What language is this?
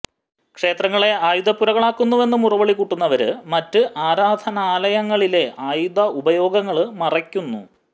Malayalam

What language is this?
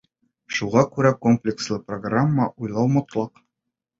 Bashkir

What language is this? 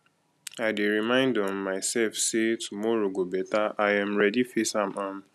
Nigerian Pidgin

